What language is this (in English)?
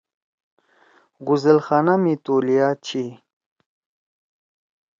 Torwali